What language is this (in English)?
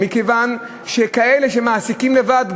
Hebrew